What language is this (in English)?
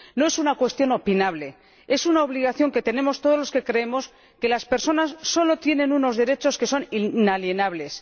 Spanish